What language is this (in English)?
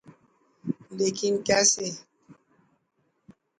Urdu